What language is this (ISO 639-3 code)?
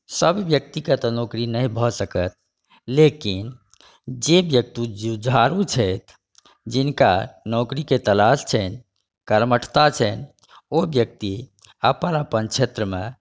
mai